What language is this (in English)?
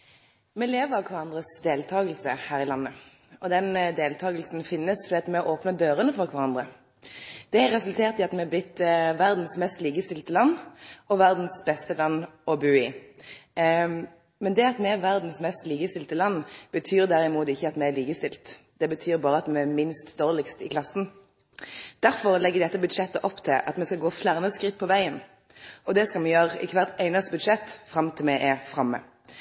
Norwegian